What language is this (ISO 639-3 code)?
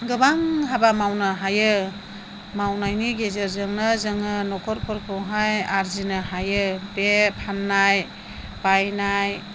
brx